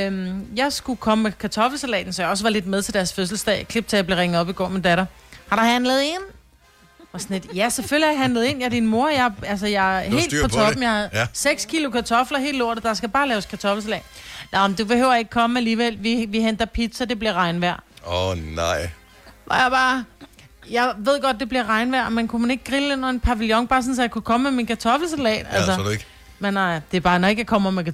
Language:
Danish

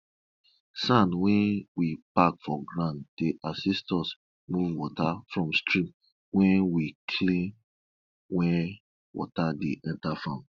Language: Nigerian Pidgin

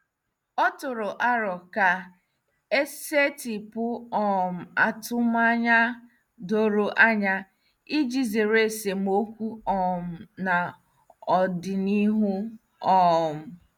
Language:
Igbo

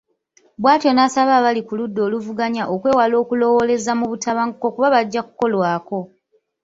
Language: Ganda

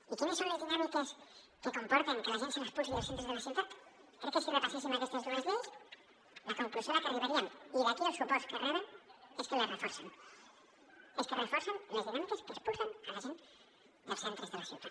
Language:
Catalan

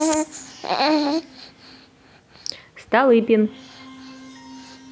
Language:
Russian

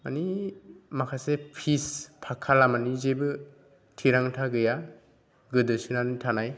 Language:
Bodo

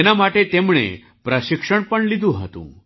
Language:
Gujarati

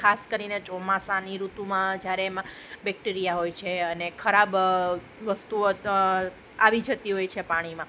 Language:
Gujarati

